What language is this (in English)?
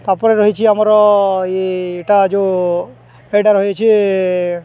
Odia